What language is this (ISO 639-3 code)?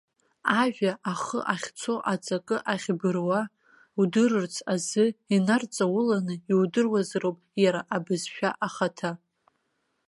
abk